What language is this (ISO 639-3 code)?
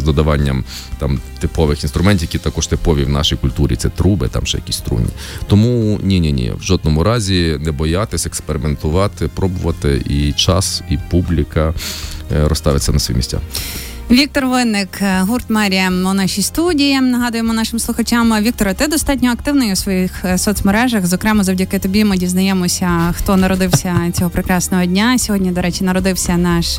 ukr